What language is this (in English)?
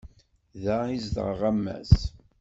Kabyle